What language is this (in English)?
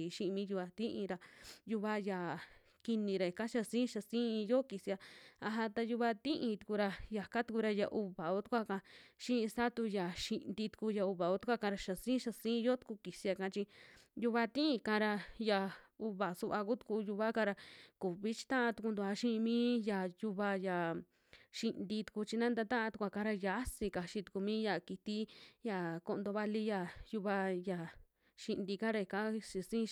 Western Juxtlahuaca Mixtec